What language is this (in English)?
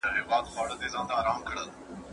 Pashto